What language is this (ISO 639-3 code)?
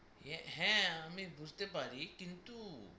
ben